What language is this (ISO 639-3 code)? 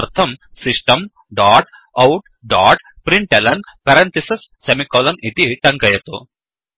san